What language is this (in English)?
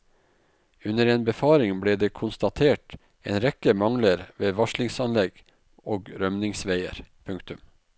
Norwegian